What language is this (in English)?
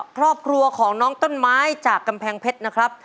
Thai